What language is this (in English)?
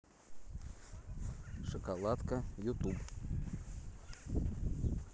Russian